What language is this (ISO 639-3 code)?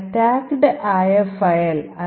mal